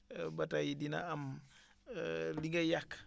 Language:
Wolof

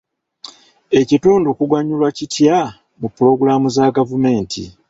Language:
Ganda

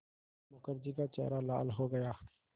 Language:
Hindi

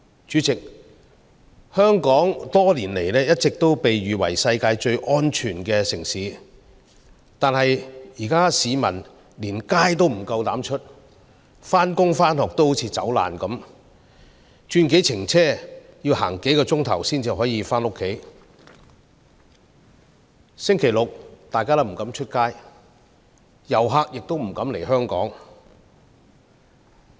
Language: Cantonese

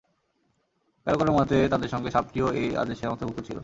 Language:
Bangla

